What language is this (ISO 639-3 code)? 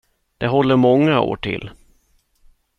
swe